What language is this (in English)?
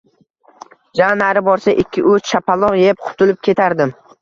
Uzbek